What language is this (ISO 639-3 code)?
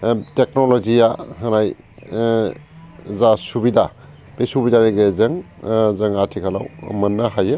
brx